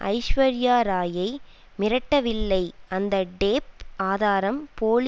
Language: Tamil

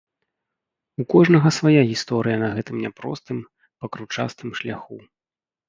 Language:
Belarusian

